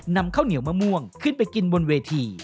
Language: Thai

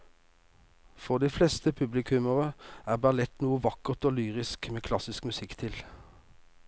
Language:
Norwegian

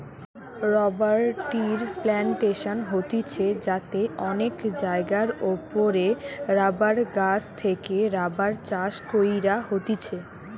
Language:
Bangla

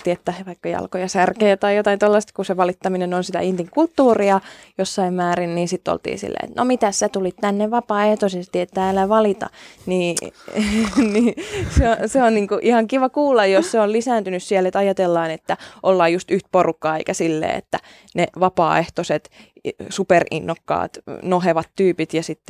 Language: Finnish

